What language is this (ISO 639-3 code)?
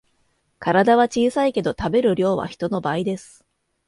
jpn